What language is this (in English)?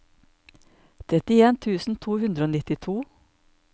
Norwegian